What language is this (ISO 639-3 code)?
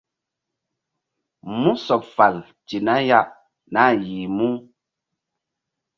mdd